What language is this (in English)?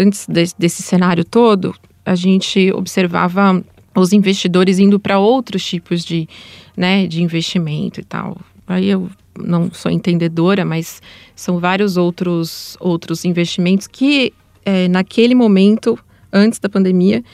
Portuguese